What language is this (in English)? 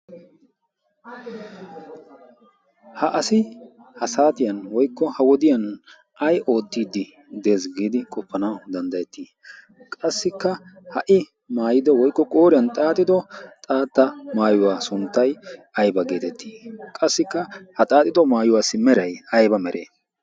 Wolaytta